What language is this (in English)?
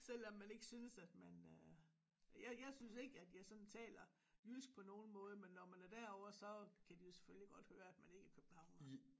Danish